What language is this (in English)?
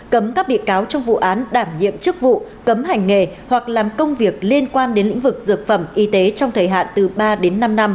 Vietnamese